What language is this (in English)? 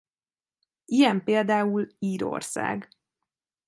Hungarian